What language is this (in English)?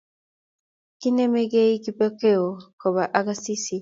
Kalenjin